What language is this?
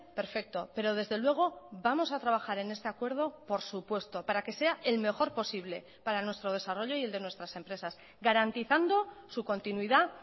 Spanish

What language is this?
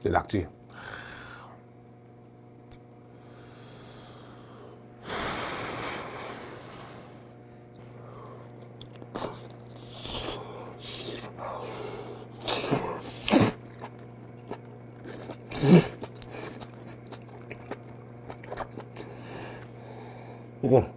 Korean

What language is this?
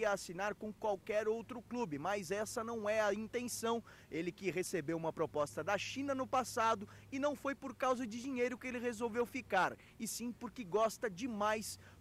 Portuguese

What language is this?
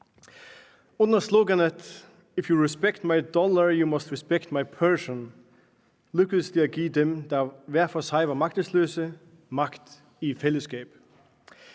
Danish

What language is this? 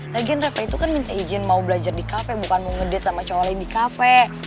Indonesian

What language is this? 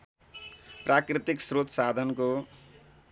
Nepali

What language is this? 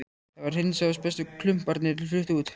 Icelandic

